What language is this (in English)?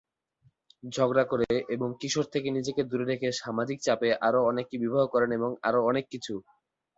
Bangla